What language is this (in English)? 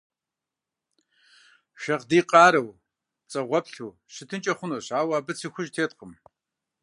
Kabardian